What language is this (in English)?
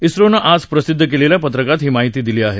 Marathi